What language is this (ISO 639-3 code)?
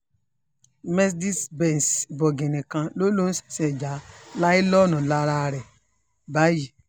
yor